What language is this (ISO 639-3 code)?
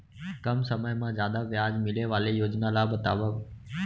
hne